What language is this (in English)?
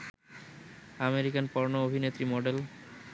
Bangla